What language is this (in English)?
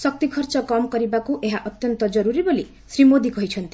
Odia